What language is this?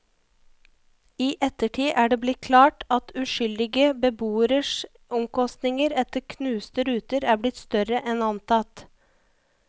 Norwegian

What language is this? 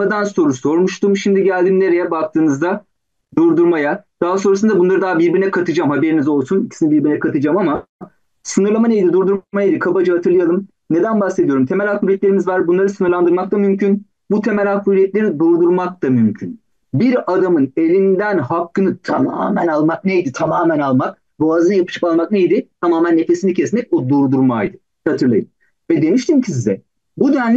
Turkish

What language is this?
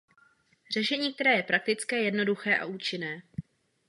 Czech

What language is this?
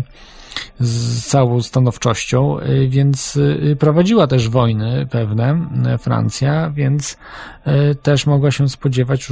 Polish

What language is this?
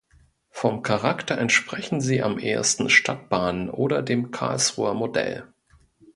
German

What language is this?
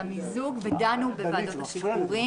Hebrew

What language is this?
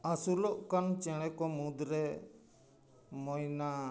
Santali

